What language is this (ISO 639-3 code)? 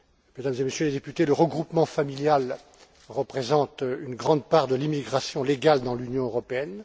fra